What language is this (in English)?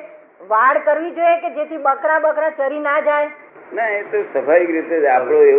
Gujarati